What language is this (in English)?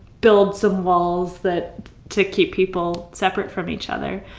English